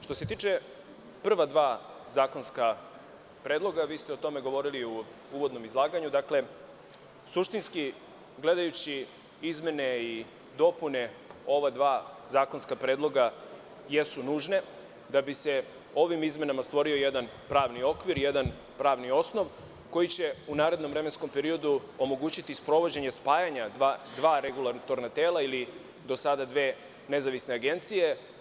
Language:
Serbian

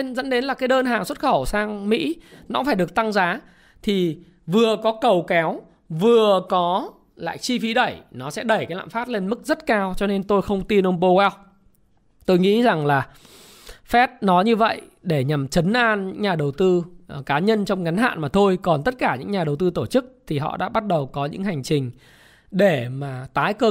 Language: Vietnamese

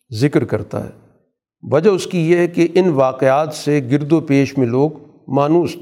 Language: Urdu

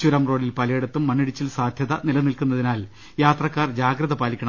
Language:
Malayalam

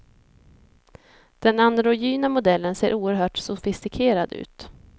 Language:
Swedish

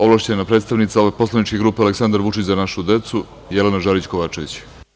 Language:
Serbian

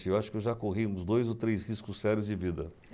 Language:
Portuguese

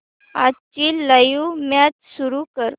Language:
Marathi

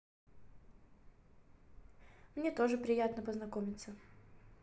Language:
Russian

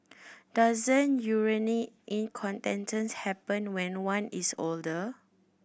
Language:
English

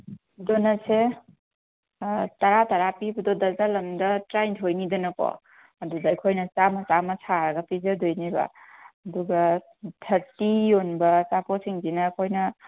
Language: Manipuri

